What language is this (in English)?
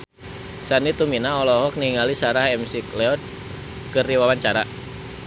Sundanese